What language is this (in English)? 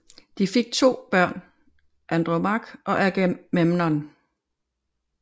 Danish